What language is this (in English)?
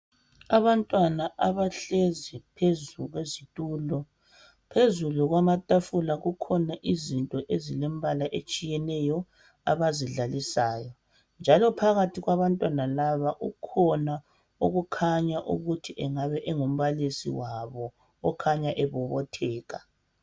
North Ndebele